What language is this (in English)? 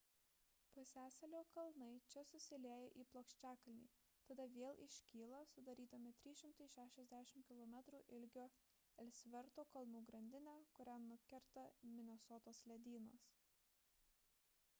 Lithuanian